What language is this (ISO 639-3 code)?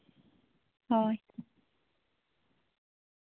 sat